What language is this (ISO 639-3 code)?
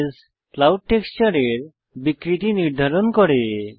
ben